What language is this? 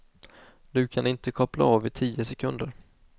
Swedish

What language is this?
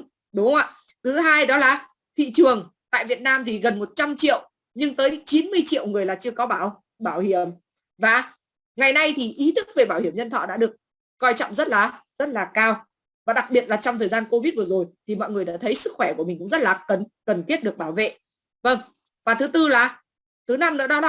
Vietnamese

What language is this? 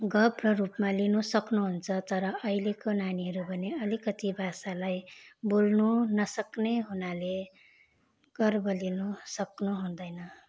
Nepali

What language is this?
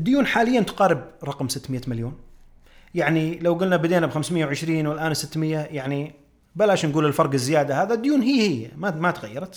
Arabic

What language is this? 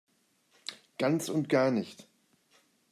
German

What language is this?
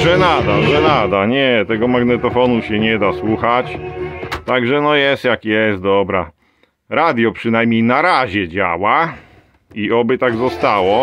Polish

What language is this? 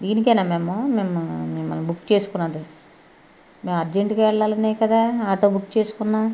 Telugu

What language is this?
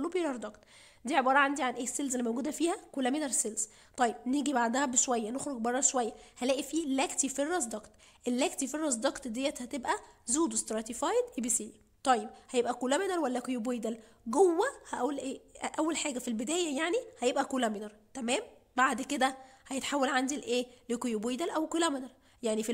Arabic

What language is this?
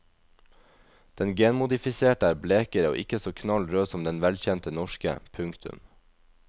Norwegian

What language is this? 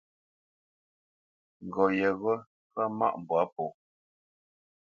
Bamenyam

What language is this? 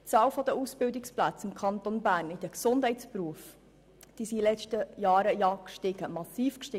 Swiss German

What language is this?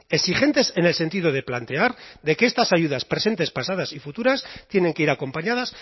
Spanish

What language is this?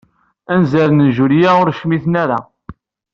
Kabyle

